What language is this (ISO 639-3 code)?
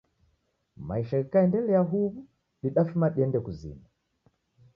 dav